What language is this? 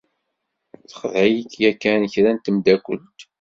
Kabyle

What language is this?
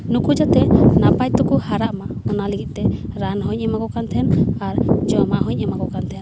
Santali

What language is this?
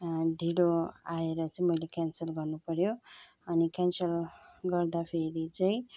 Nepali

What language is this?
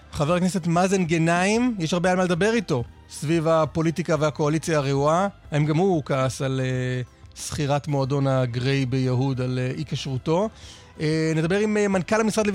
Hebrew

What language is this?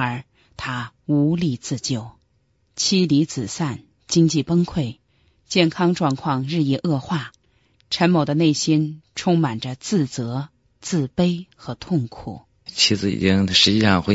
Chinese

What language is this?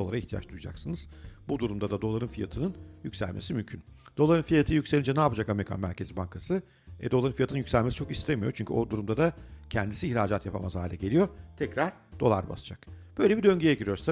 Turkish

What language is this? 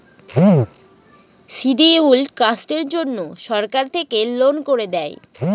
Bangla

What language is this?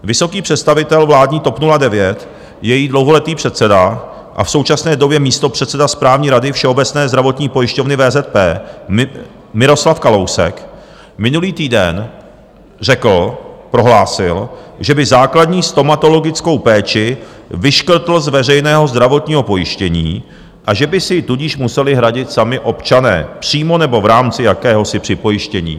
Czech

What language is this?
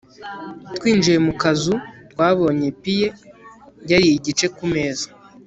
Kinyarwanda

